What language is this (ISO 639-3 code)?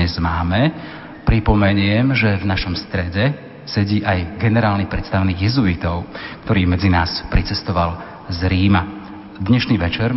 slk